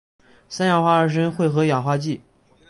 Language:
Chinese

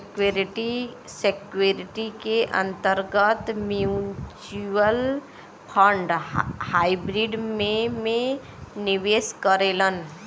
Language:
Bhojpuri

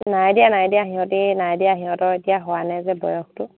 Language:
Assamese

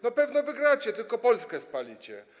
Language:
Polish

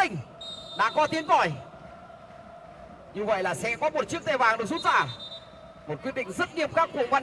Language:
Vietnamese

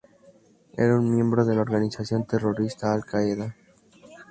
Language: Spanish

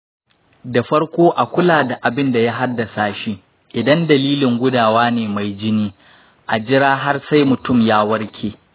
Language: Hausa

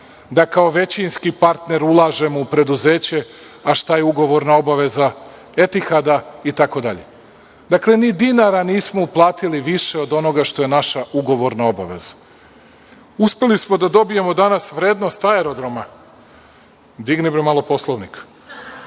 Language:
Serbian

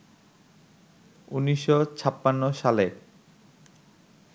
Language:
Bangla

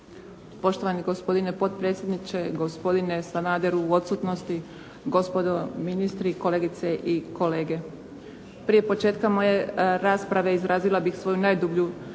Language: Croatian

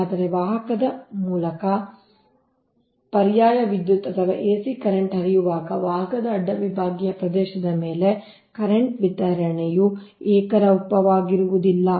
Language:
Kannada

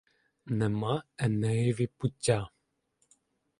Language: Ukrainian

